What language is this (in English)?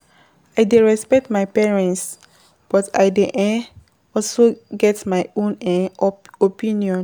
Nigerian Pidgin